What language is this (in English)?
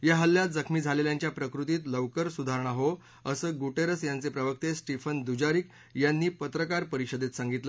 Marathi